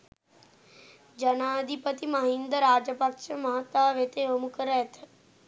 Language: Sinhala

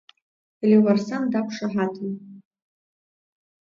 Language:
Abkhazian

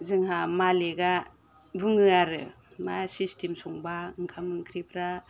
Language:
Bodo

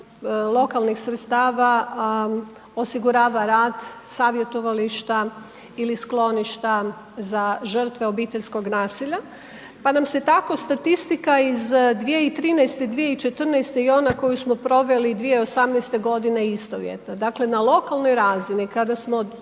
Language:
Croatian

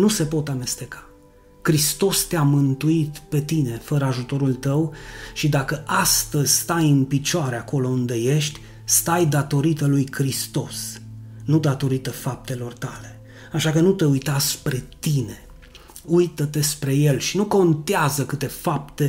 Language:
Romanian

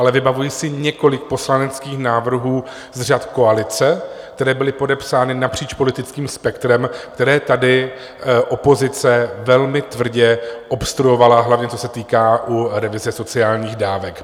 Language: Czech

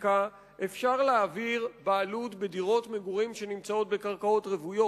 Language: Hebrew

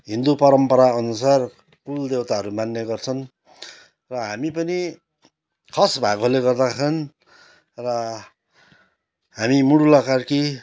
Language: Nepali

